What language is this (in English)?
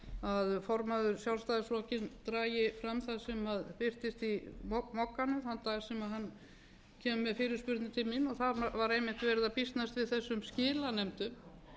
Icelandic